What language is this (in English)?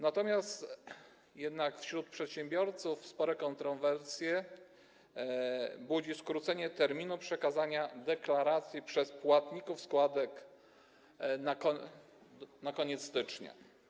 Polish